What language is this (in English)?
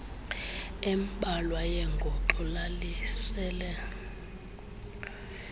Xhosa